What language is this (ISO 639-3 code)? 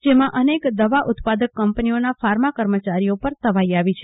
guj